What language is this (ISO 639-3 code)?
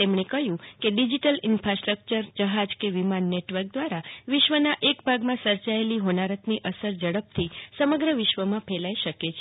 guj